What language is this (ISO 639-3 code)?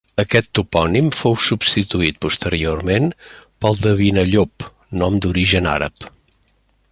cat